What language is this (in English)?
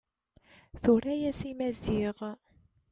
Kabyle